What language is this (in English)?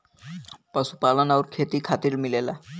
Bhojpuri